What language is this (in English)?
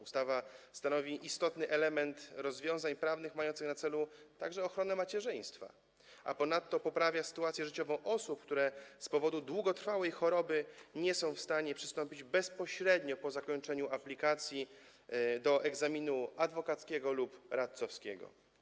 Polish